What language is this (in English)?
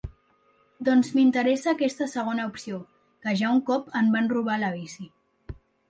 Catalan